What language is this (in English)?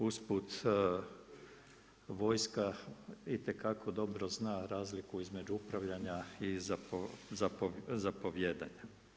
Croatian